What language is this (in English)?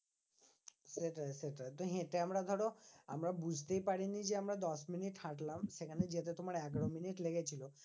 Bangla